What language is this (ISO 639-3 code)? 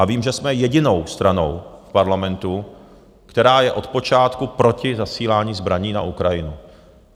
ces